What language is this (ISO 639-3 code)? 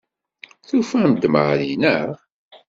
kab